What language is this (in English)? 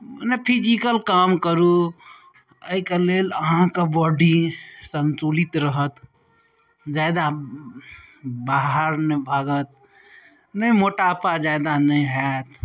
Maithili